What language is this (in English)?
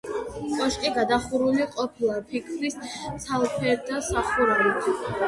Georgian